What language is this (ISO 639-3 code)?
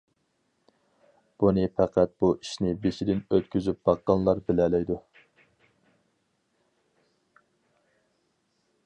uig